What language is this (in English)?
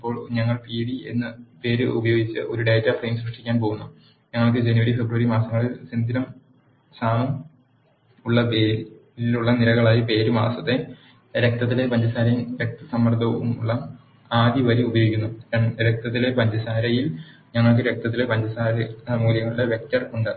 Malayalam